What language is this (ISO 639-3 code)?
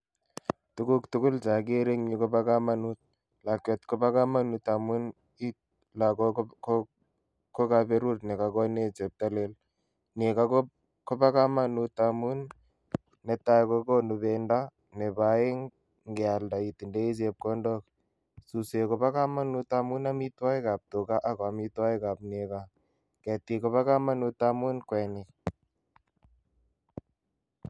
kln